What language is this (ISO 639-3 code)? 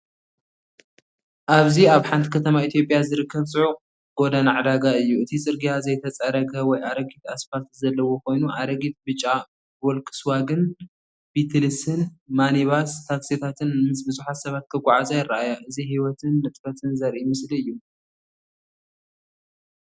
tir